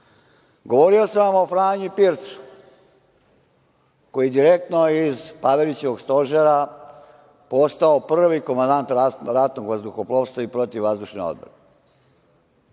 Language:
Serbian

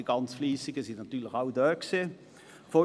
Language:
Swiss German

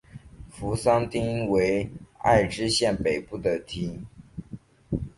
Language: Chinese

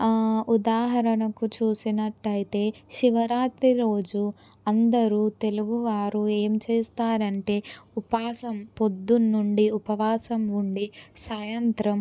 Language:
Telugu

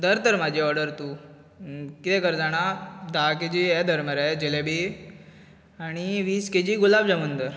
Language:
Konkani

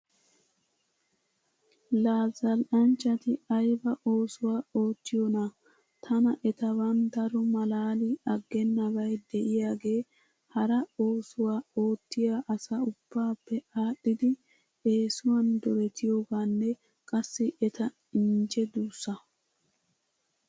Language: Wolaytta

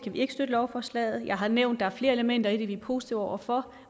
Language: Danish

